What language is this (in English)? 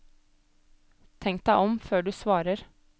Norwegian